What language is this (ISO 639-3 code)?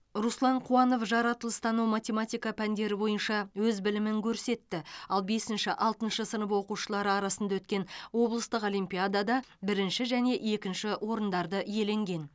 kaz